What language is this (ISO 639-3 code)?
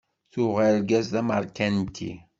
kab